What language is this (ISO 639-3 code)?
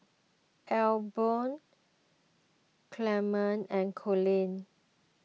eng